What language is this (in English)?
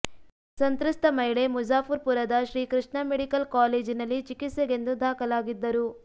Kannada